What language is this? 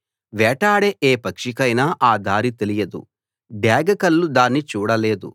Telugu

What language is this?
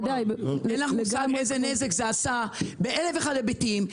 Hebrew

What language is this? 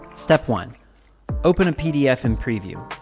English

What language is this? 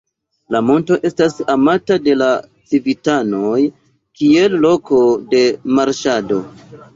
Esperanto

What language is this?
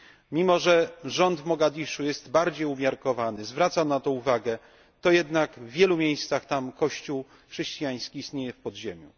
Polish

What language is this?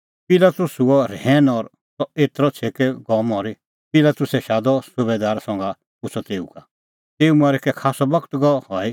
Kullu Pahari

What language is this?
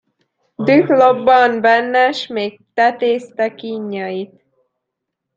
Hungarian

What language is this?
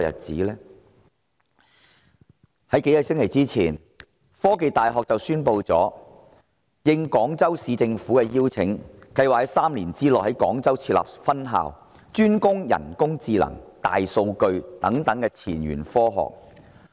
Cantonese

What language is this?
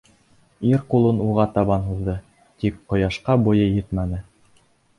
Bashkir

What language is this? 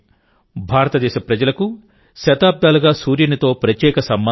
Telugu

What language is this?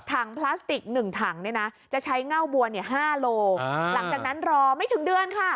Thai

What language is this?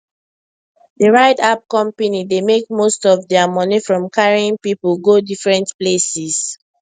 Nigerian Pidgin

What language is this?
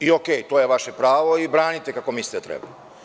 Serbian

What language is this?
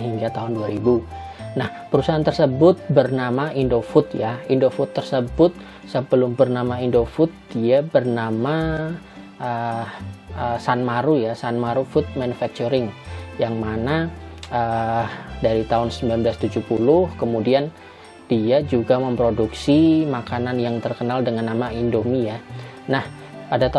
Indonesian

